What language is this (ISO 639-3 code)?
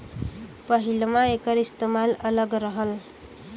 bho